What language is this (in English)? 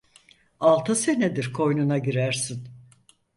Turkish